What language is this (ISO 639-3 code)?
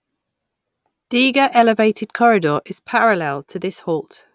eng